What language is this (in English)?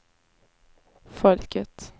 Swedish